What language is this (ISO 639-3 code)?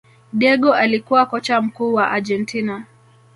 swa